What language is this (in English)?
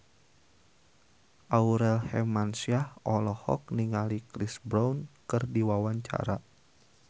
Sundanese